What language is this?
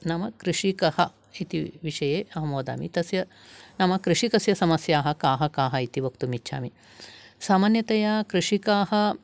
Sanskrit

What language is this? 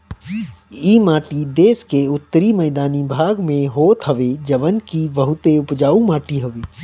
Bhojpuri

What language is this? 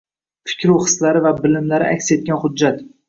Uzbek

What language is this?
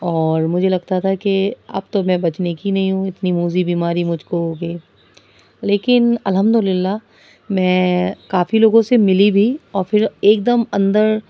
Urdu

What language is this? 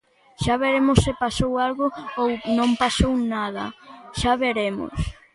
Galician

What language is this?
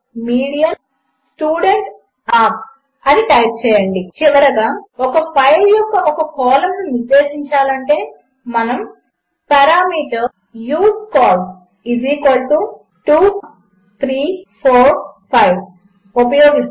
Telugu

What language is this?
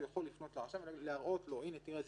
Hebrew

